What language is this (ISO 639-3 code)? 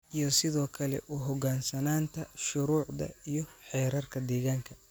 som